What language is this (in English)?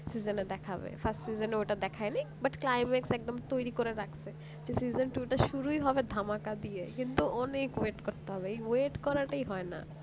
Bangla